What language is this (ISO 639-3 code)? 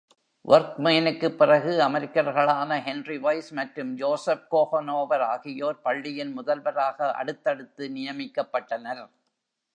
tam